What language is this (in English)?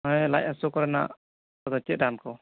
Santali